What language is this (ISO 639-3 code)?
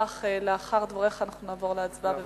heb